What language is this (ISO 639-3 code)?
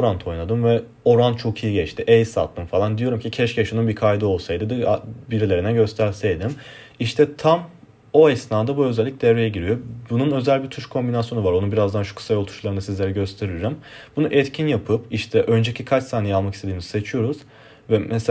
tur